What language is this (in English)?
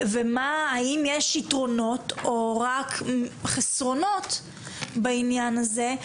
Hebrew